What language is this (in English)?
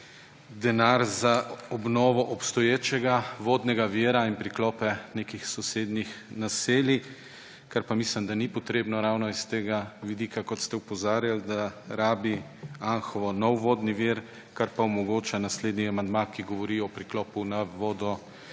Slovenian